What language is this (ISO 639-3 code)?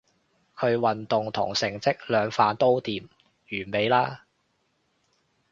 yue